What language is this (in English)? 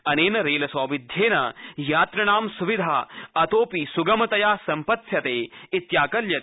Sanskrit